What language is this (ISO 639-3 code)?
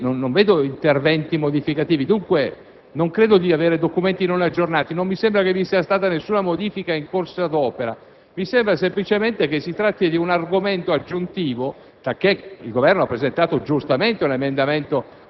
ita